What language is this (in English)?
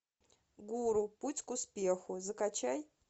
Russian